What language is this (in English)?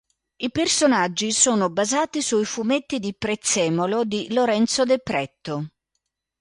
Italian